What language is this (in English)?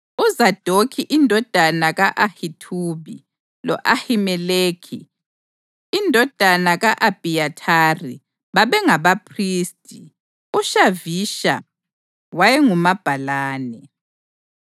North Ndebele